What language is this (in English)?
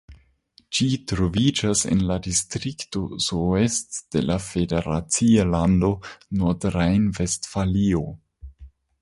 Esperanto